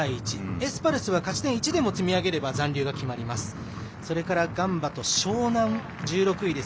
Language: Japanese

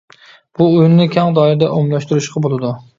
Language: Uyghur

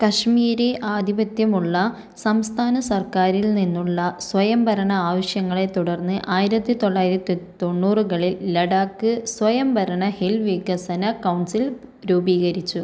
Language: Malayalam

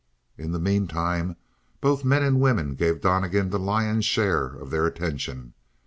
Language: English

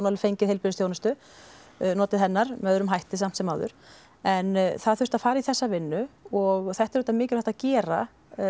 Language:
Icelandic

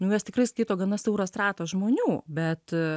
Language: Lithuanian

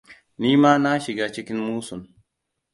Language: Hausa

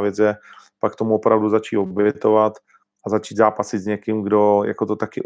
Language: Czech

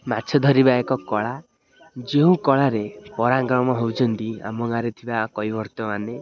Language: Odia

